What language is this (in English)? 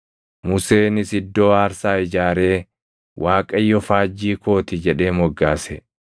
Oromo